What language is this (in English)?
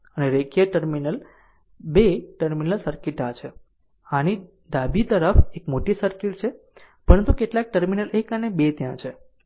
Gujarati